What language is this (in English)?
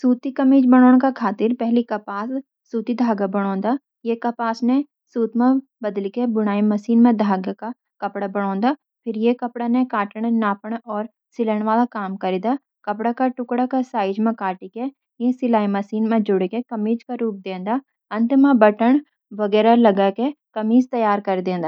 Garhwali